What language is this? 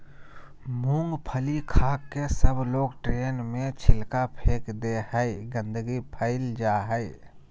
Magahi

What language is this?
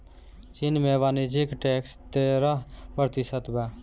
Bhojpuri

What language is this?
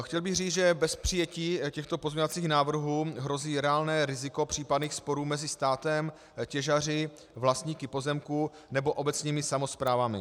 Czech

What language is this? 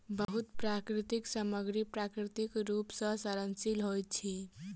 Maithili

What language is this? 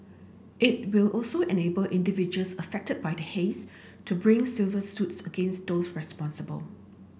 English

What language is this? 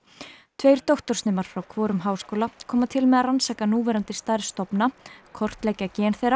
Icelandic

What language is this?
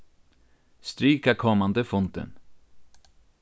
Faroese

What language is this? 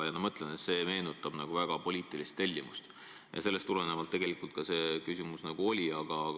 Estonian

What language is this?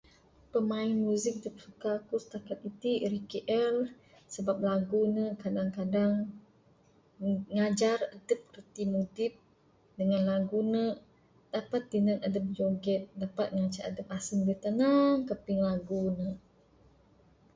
Bukar-Sadung Bidayuh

